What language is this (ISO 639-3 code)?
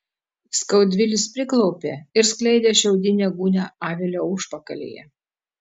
lit